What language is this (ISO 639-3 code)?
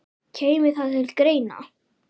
isl